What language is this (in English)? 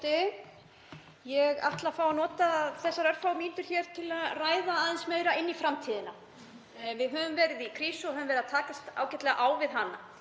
Icelandic